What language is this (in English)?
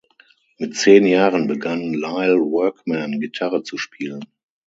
German